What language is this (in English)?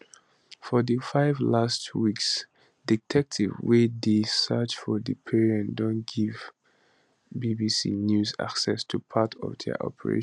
Nigerian Pidgin